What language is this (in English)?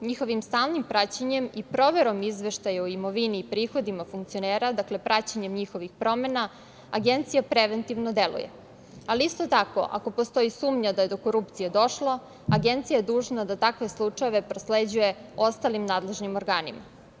Serbian